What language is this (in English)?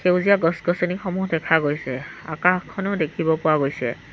Assamese